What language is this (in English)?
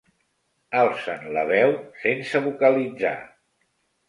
Catalan